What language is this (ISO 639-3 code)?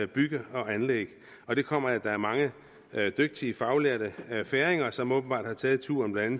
dan